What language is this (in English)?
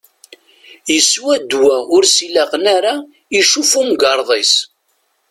Kabyle